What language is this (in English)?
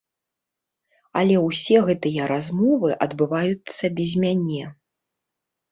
Belarusian